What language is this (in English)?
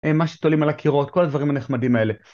Hebrew